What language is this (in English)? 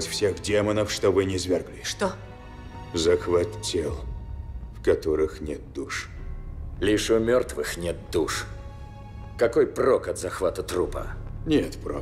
Russian